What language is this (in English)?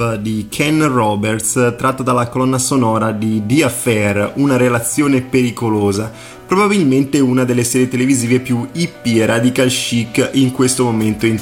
Italian